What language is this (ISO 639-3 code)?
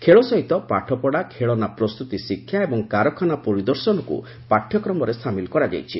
ori